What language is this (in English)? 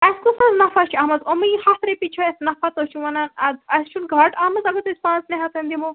Kashmiri